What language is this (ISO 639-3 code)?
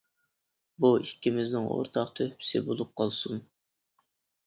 uig